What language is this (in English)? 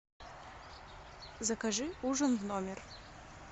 Russian